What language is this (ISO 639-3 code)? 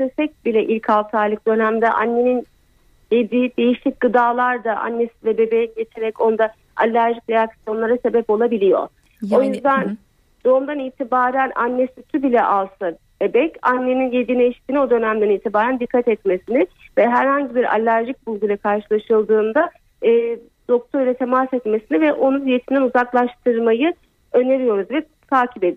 tur